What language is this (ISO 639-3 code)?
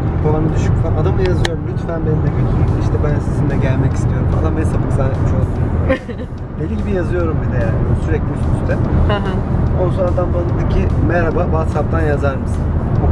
tur